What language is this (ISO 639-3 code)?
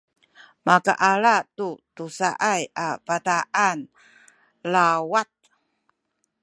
szy